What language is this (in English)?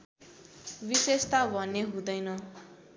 Nepali